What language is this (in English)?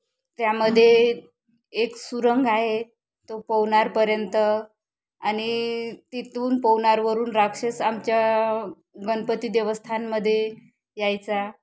Marathi